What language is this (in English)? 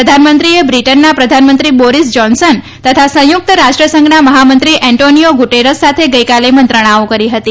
Gujarati